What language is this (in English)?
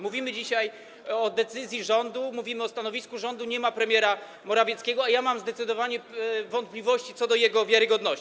Polish